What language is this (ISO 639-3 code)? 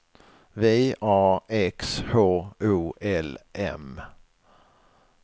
swe